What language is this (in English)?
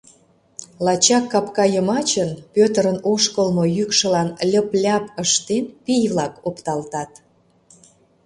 Mari